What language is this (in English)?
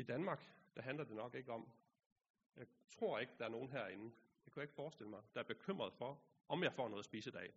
Danish